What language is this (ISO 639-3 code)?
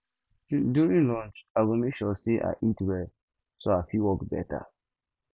pcm